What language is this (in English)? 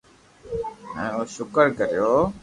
Loarki